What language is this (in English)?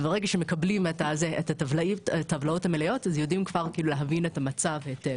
Hebrew